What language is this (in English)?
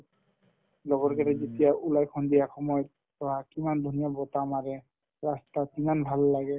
Assamese